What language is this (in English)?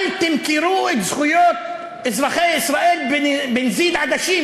Hebrew